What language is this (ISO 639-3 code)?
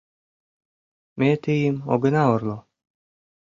chm